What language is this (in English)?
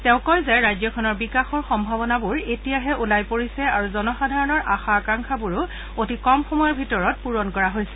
Assamese